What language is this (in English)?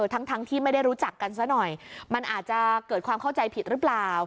Thai